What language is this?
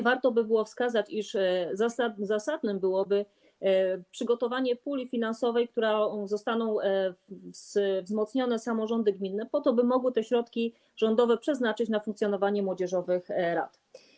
Polish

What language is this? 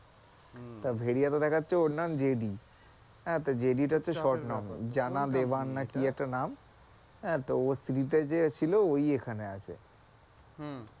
Bangla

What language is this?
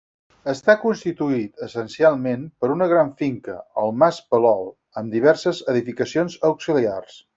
Catalan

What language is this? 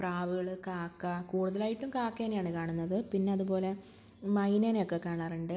Malayalam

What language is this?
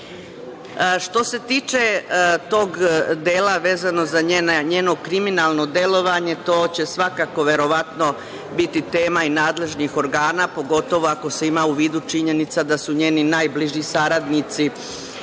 Serbian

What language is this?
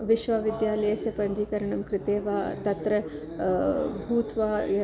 Sanskrit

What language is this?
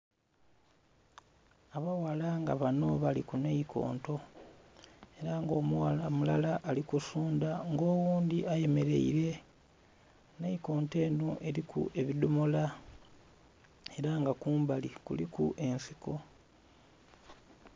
Soga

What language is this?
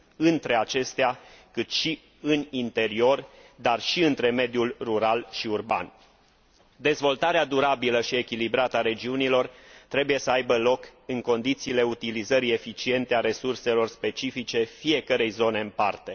Romanian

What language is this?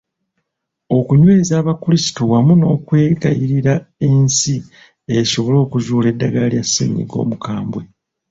Ganda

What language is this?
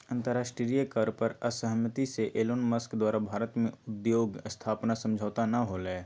Magahi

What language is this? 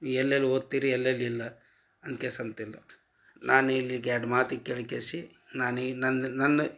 Kannada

